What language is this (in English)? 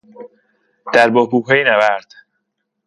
Persian